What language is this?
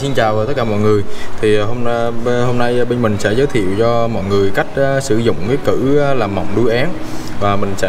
Vietnamese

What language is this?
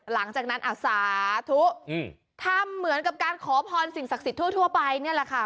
Thai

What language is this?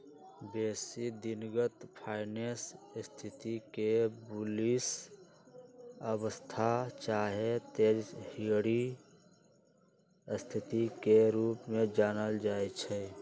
Magahi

